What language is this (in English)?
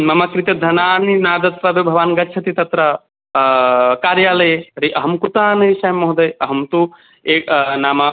Sanskrit